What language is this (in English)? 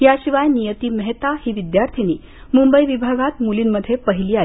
Marathi